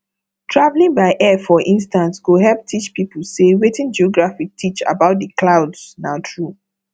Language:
Nigerian Pidgin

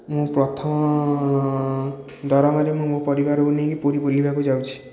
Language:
Odia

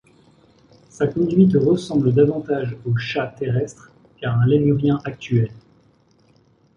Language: French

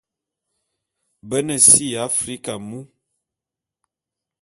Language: Bulu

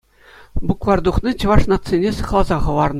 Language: Chuvash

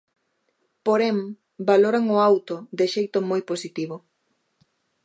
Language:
Galician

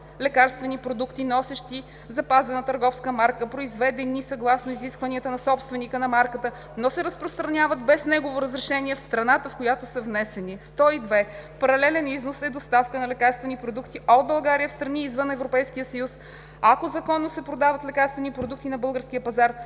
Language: Bulgarian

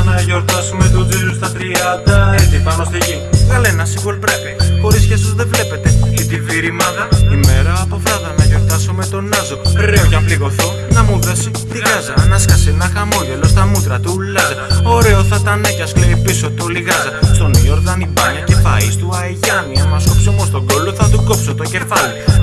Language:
Greek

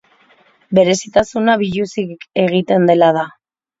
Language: Basque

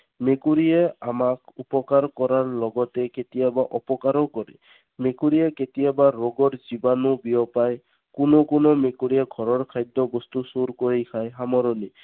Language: Assamese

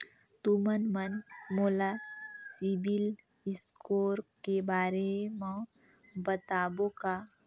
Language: Chhattisgarhi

